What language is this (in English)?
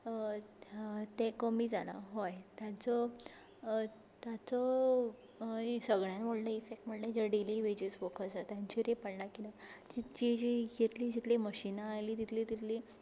Konkani